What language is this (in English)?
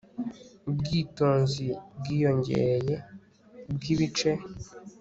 Kinyarwanda